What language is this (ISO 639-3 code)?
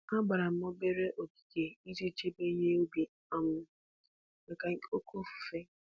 ibo